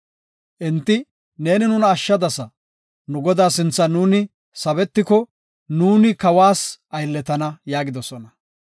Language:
Gofa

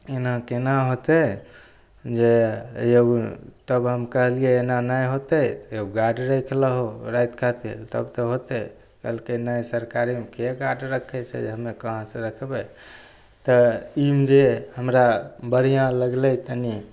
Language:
Maithili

